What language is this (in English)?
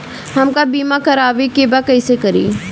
Bhojpuri